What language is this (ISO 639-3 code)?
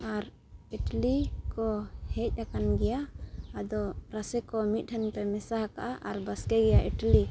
sat